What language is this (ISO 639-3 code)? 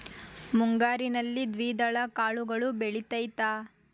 kan